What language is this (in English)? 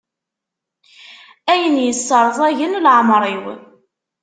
Kabyle